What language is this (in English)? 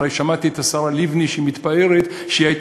Hebrew